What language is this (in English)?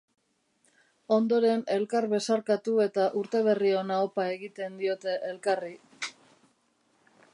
Basque